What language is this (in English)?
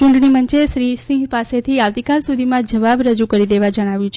Gujarati